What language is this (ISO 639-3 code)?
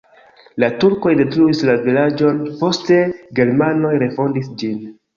epo